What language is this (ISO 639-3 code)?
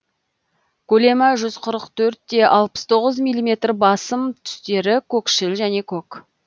kaz